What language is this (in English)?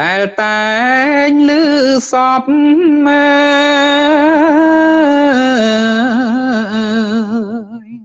Thai